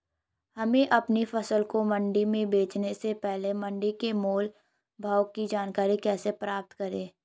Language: Hindi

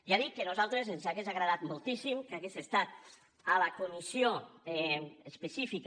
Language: Catalan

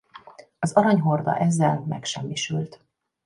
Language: Hungarian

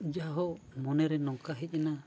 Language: Santali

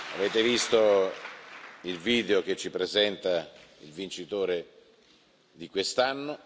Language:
Italian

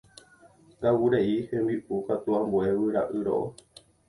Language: Guarani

